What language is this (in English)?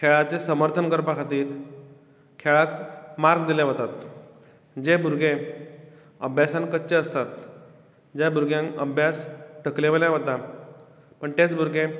Konkani